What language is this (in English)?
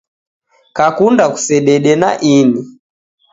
Taita